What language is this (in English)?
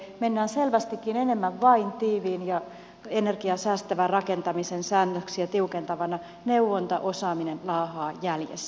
Finnish